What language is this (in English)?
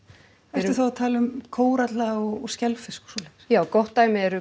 Icelandic